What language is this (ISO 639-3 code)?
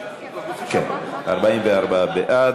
heb